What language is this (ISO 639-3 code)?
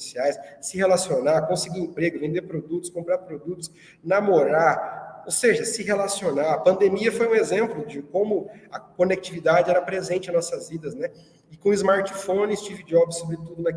por